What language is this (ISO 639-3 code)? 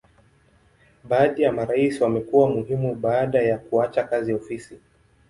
swa